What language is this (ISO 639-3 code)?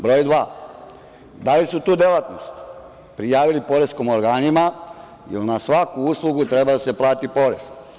srp